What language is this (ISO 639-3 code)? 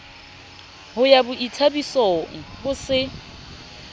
sot